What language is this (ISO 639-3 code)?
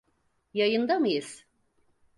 tur